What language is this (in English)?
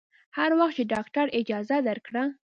Pashto